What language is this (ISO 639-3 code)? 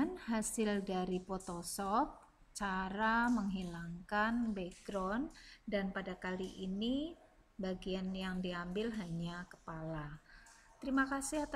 ind